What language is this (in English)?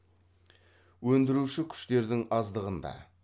Kazakh